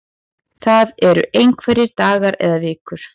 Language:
Icelandic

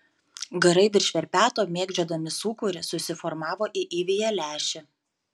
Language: Lithuanian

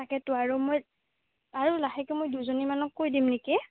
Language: Assamese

